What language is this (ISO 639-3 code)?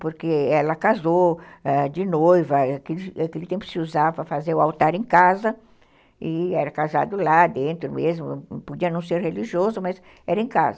por